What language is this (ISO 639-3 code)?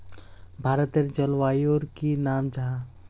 mag